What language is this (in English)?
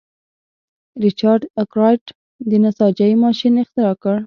Pashto